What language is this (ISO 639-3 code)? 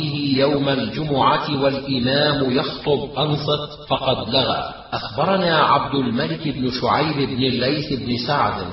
ara